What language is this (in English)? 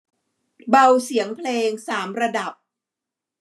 Thai